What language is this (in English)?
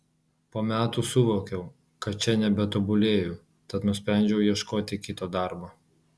Lithuanian